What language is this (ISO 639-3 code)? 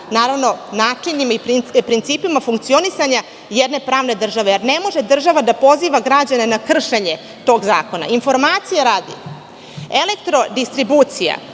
srp